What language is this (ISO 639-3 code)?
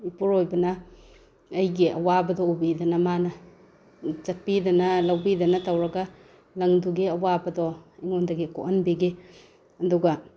mni